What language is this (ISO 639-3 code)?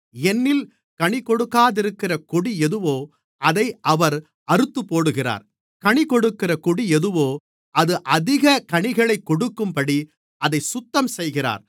tam